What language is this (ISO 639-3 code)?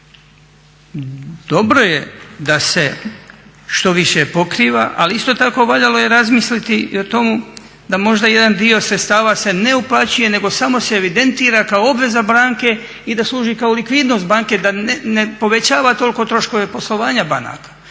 hrv